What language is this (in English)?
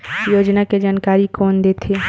Chhattisgarhi